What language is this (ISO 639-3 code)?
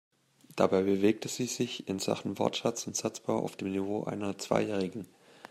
deu